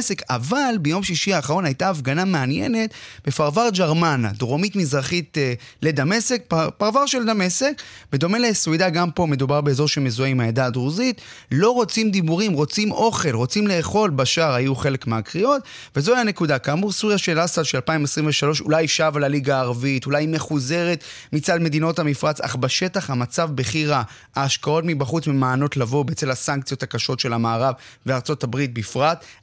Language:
Hebrew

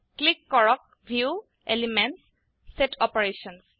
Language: Assamese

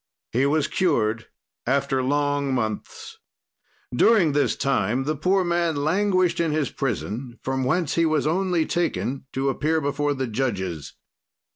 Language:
English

